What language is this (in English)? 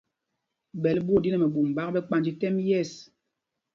Mpumpong